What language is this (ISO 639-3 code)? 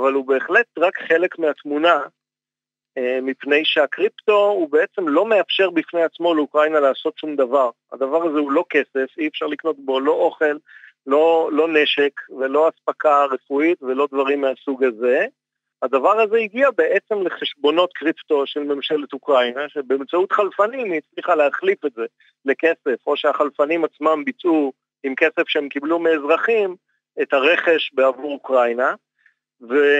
heb